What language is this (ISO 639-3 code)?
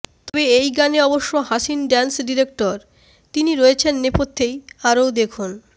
ben